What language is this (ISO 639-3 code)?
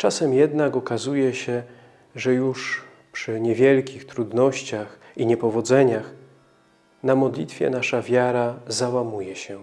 pol